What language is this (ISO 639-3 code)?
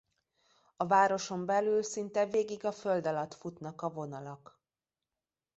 hun